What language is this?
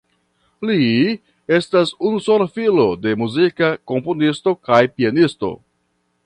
Esperanto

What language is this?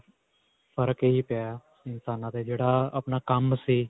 Punjabi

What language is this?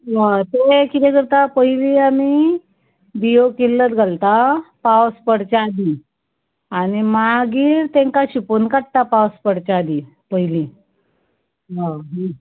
Konkani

